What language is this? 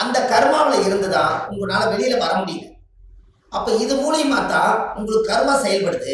Korean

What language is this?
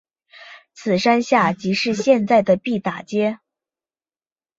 Chinese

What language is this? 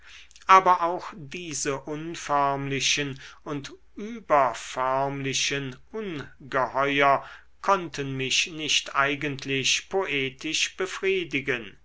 German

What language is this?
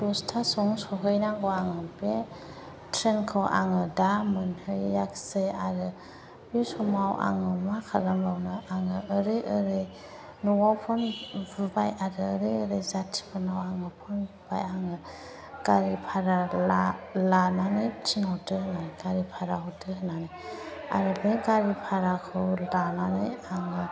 Bodo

